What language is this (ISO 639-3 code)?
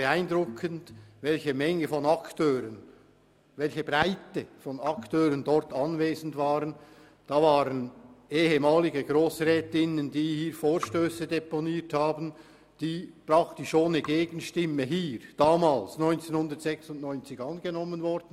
gsw